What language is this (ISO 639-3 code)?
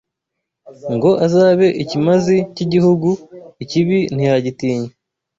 kin